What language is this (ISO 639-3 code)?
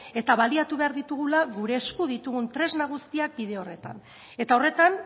eus